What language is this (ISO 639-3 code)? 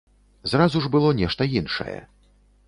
bel